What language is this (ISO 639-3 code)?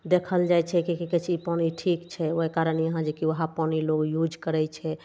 mai